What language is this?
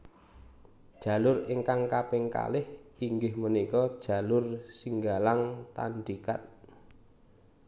Javanese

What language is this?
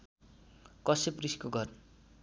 Nepali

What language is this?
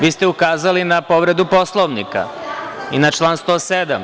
Serbian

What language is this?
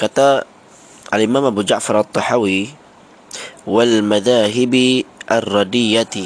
Malay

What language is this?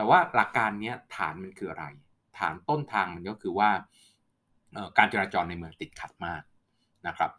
Thai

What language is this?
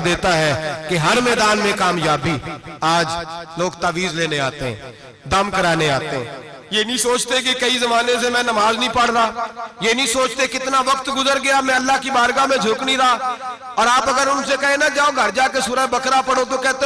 Ganda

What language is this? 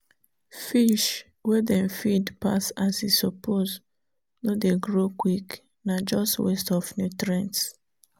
Nigerian Pidgin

